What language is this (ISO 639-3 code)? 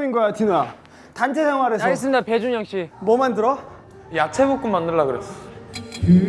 kor